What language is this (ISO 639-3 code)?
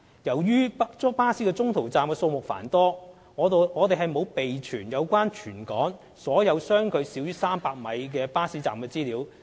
yue